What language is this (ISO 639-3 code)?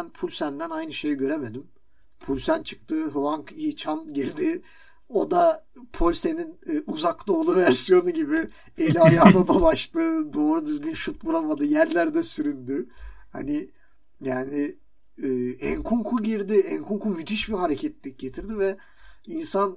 tur